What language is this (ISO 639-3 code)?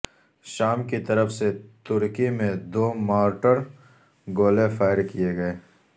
urd